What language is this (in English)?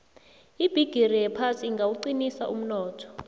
South Ndebele